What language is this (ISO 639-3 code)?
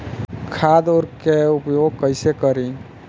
bho